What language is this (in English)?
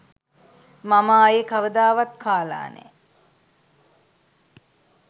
Sinhala